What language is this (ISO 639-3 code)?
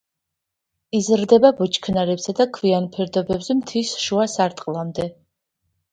kat